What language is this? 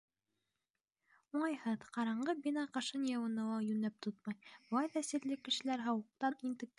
Bashkir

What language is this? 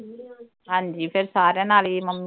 Punjabi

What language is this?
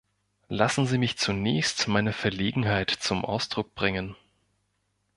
German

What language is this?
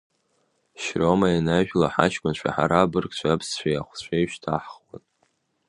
Abkhazian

